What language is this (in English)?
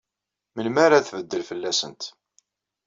Kabyle